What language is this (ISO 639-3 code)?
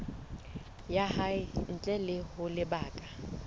sot